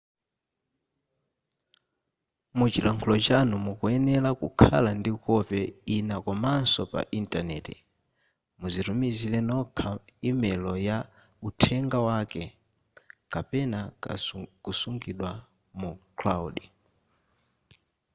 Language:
Nyanja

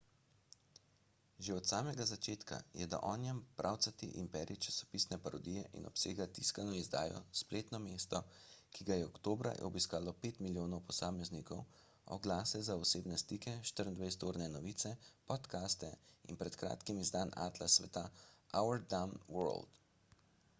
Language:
Slovenian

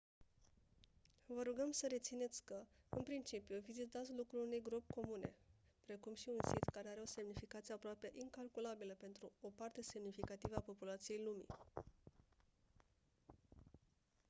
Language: Romanian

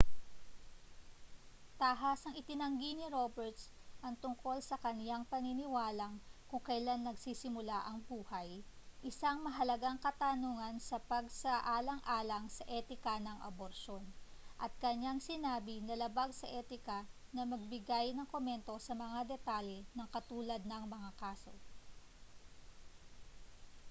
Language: Filipino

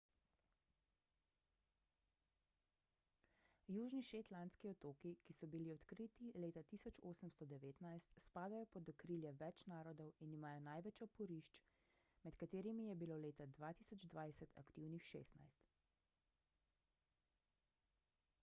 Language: Slovenian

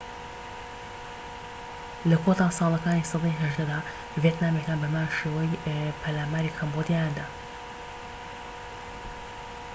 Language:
Central Kurdish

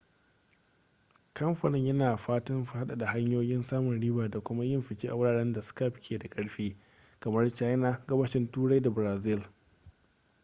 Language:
Hausa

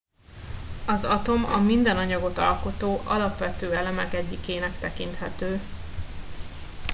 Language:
Hungarian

